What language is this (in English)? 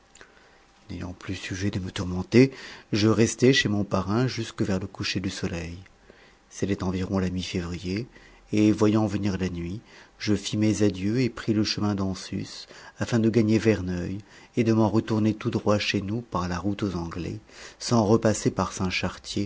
French